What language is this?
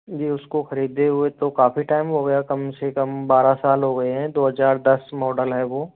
Hindi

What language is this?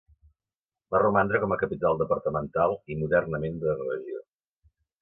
Catalan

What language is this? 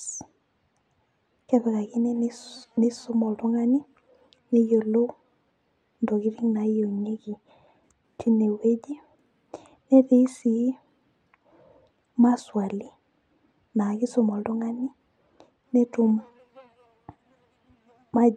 Masai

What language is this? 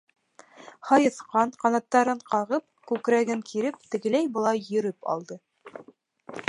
Bashkir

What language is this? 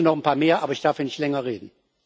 German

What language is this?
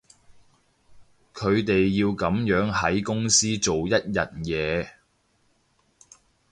Cantonese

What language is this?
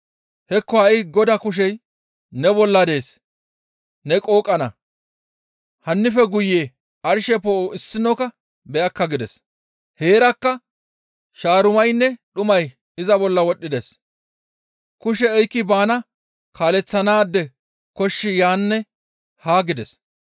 Gamo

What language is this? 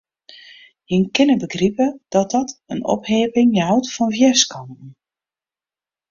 Western Frisian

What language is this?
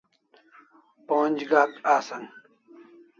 Kalasha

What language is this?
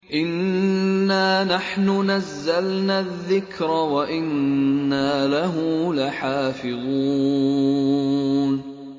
Arabic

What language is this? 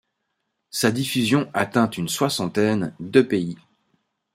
French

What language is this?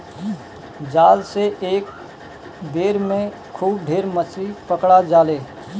Bhojpuri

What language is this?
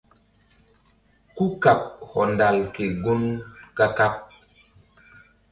Mbum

